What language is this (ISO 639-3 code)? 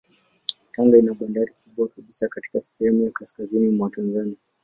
swa